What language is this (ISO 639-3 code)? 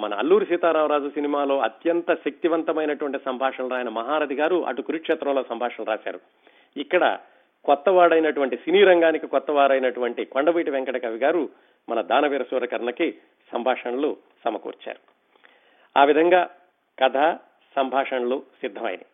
tel